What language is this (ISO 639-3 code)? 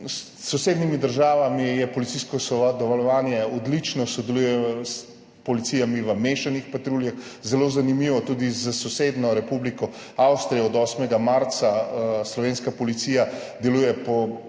slv